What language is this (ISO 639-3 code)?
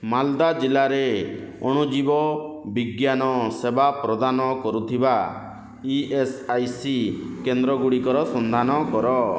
ori